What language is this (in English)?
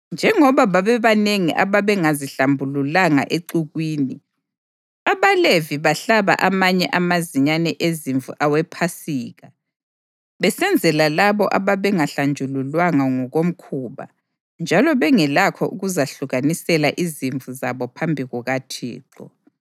North Ndebele